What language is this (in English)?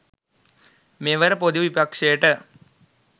Sinhala